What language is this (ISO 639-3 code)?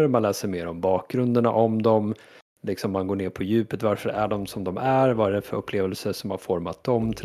swe